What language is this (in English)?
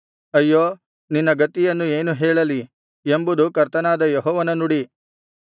Kannada